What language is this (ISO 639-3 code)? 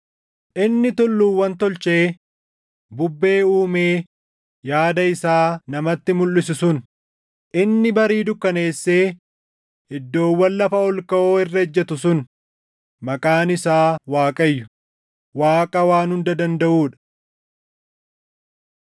orm